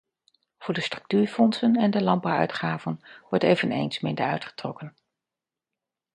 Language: Dutch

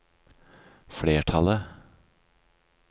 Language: Norwegian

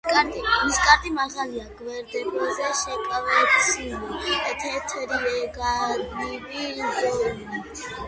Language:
Georgian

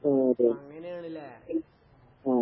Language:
Malayalam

